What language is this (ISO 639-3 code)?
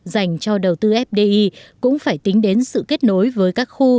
vie